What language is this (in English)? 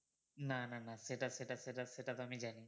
Bangla